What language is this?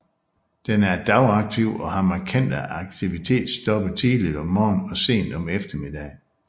Danish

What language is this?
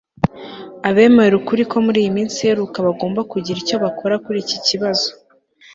Kinyarwanda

